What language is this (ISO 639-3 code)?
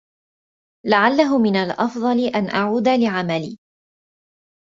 ara